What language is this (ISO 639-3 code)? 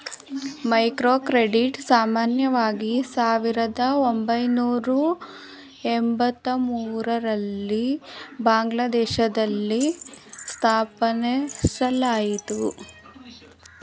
kan